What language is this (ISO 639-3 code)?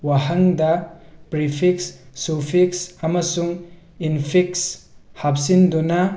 mni